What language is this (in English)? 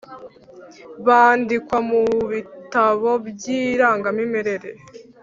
Kinyarwanda